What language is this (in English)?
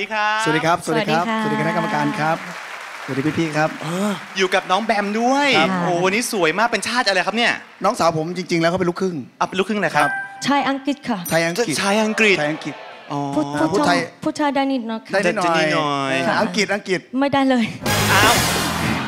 Thai